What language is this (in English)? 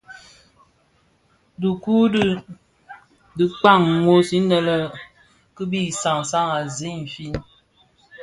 Bafia